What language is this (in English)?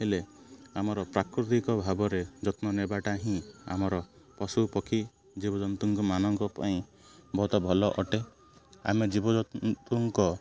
Odia